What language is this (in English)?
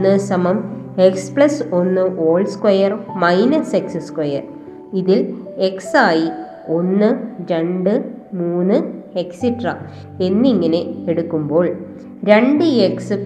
Malayalam